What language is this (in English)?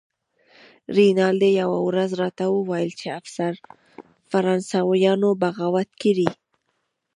Pashto